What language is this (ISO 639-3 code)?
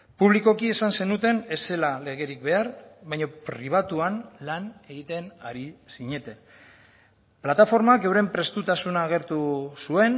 eus